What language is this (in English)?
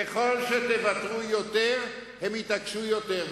Hebrew